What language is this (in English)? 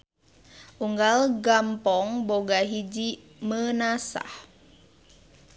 Sundanese